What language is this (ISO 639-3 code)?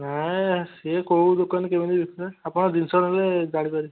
ori